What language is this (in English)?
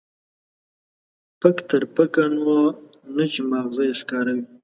Pashto